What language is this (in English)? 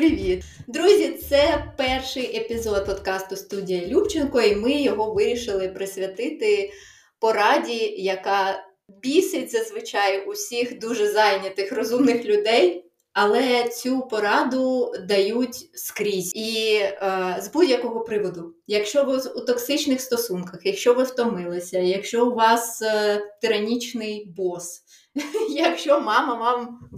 Ukrainian